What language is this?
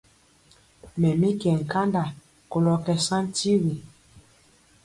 Mpiemo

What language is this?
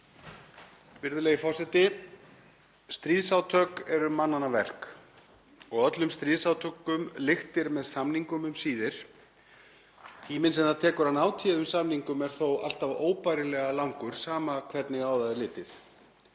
Icelandic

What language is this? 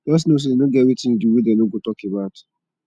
Nigerian Pidgin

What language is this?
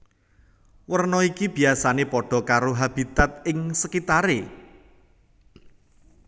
Javanese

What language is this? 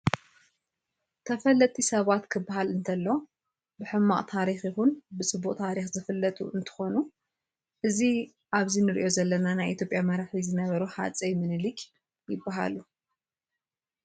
Tigrinya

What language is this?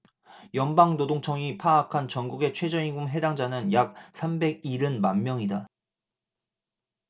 Korean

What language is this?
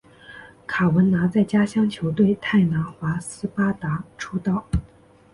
Chinese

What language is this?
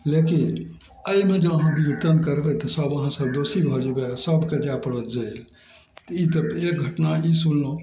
Maithili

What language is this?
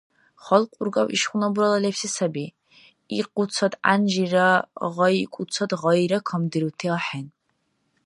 Dargwa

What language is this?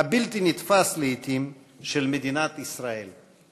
Hebrew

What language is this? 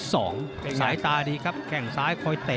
Thai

